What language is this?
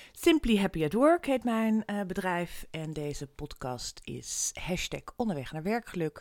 Dutch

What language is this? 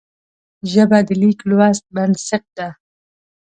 Pashto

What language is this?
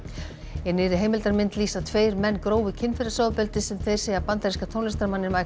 Icelandic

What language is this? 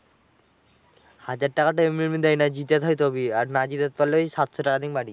Bangla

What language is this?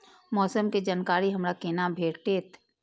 Maithili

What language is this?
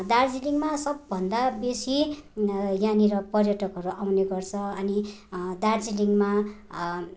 Nepali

